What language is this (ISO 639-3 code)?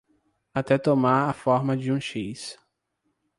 por